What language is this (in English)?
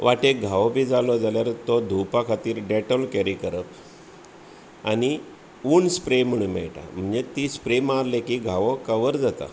Konkani